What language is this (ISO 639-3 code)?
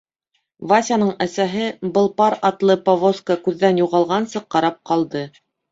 bak